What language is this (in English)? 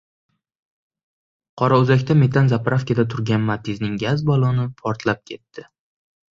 Uzbek